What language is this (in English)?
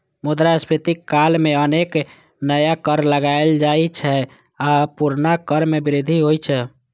Maithili